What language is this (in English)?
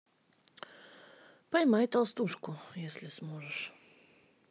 Russian